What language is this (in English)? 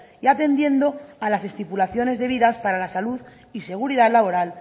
Spanish